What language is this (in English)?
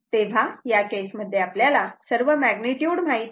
Marathi